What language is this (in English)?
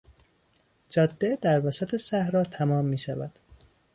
Persian